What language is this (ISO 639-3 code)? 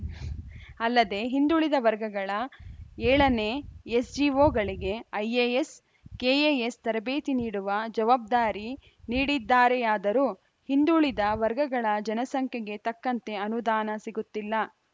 kan